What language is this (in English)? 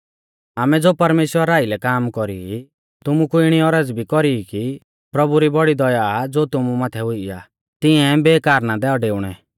Mahasu Pahari